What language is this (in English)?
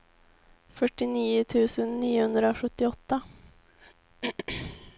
Swedish